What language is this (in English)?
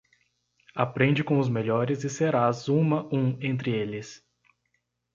Portuguese